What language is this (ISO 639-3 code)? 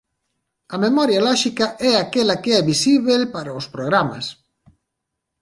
glg